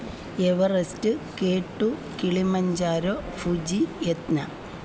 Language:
Malayalam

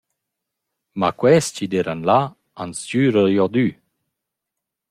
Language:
Romansh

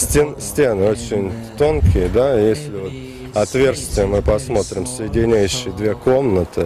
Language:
Russian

